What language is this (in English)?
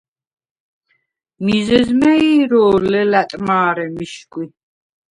Svan